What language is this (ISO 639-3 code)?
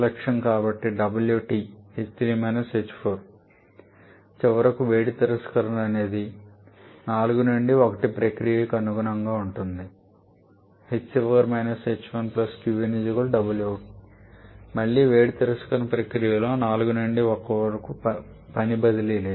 tel